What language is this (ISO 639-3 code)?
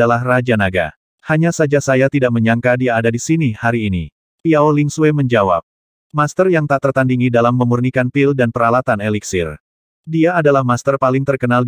ind